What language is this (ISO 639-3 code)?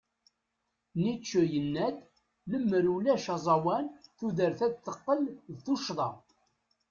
kab